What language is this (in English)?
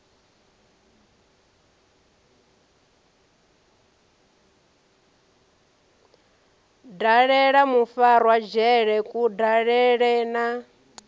Venda